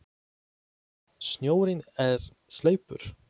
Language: Icelandic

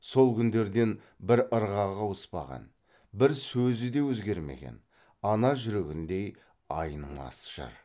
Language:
Kazakh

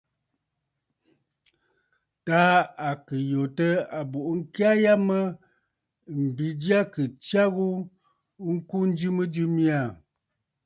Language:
Bafut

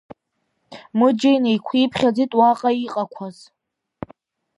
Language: Abkhazian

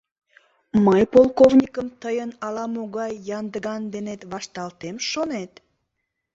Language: Mari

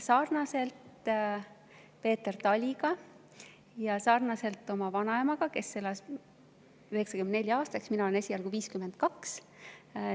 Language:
Estonian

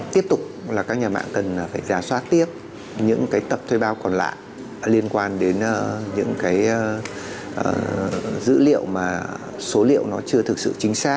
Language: Vietnamese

